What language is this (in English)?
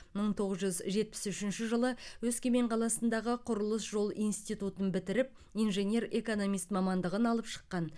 Kazakh